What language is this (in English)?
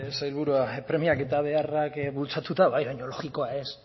Basque